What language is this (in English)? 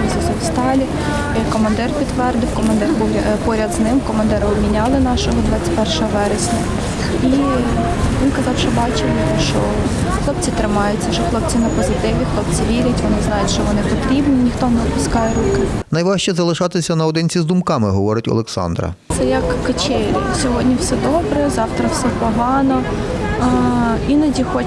Ukrainian